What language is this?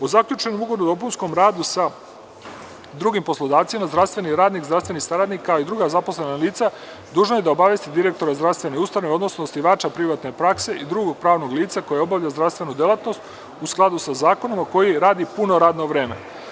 Serbian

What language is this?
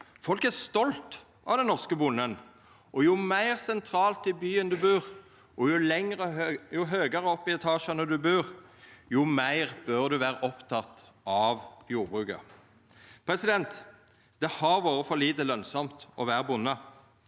Norwegian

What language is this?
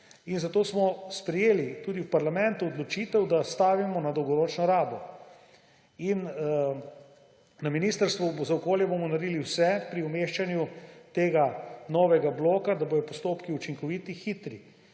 Slovenian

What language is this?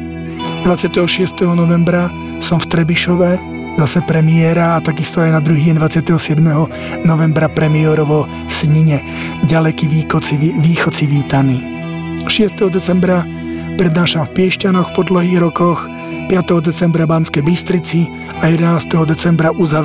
Slovak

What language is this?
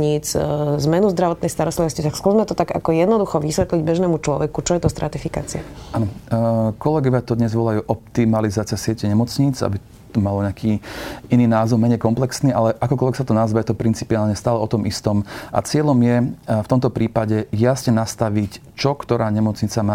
Slovak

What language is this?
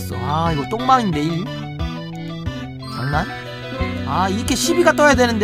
Korean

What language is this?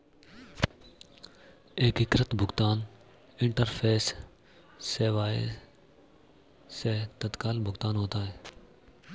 Hindi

